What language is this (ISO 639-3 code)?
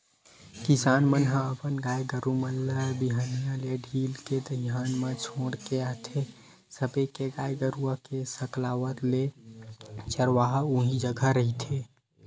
hne